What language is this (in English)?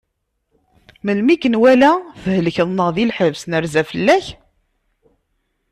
Kabyle